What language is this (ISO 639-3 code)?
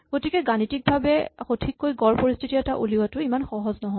asm